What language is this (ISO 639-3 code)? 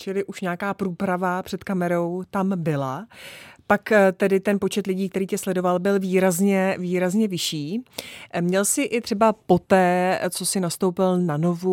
ces